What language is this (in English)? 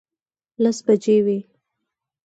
Pashto